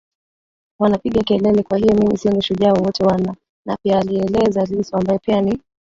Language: Swahili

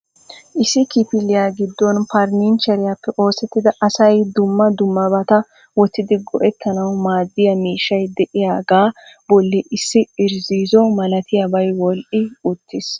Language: Wolaytta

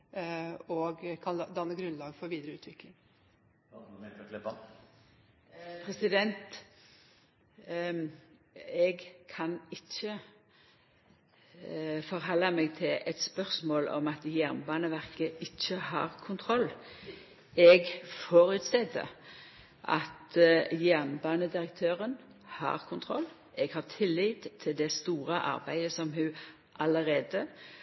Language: Norwegian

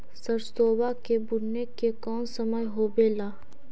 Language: Magahi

